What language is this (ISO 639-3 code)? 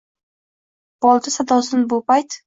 uzb